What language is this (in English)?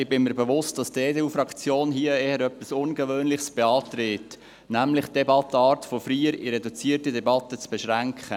Swiss German